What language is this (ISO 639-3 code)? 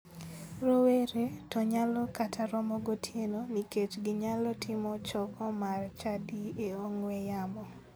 luo